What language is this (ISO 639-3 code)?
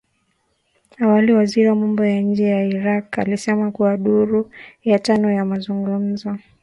swa